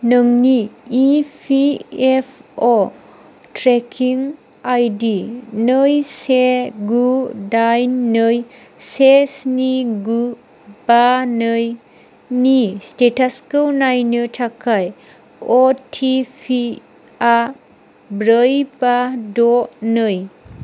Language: Bodo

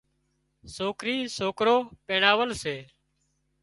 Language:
Wadiyara Koli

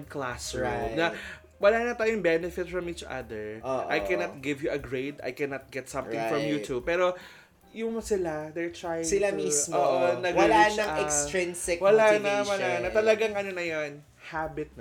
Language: Filipino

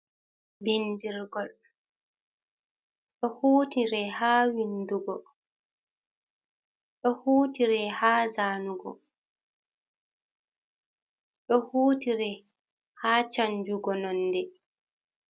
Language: Fula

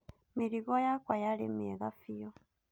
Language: Kikuyu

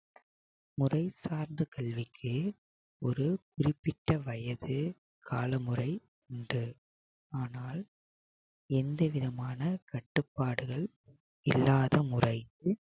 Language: Tamil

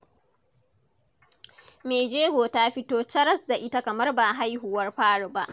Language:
Hausa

